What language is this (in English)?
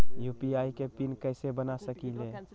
Magahi